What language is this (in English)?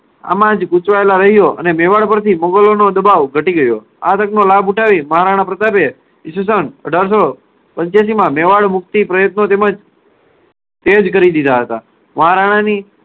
Gujarati